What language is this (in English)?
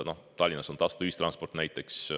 Estonian